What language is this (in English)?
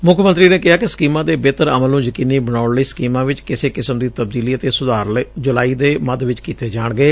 Punjabi